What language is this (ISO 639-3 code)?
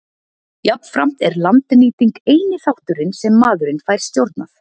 isl